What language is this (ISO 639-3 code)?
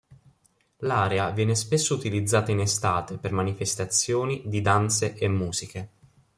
ita